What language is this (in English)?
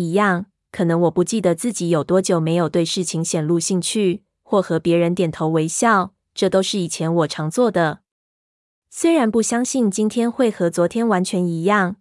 Chinese